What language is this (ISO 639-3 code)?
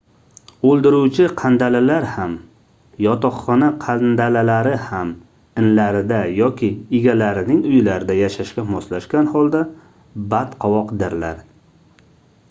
uzb